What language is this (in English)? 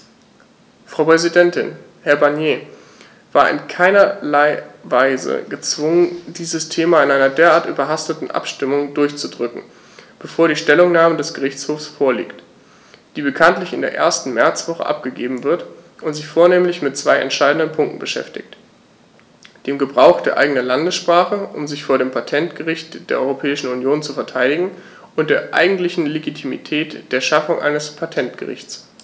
German